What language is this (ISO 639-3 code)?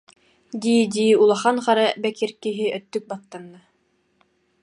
sah